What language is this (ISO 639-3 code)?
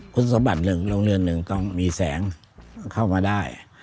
tha